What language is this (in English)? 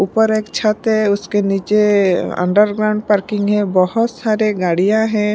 Hindi